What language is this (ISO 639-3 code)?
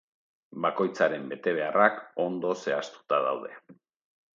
eus